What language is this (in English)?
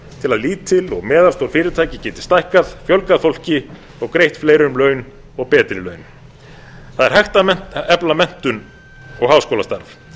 Icelandic